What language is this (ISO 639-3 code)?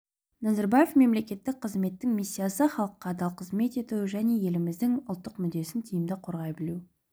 kaz